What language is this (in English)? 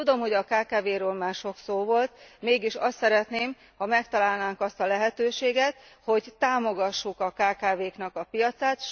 Hungarian